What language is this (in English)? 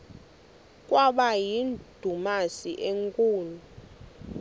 Xhosa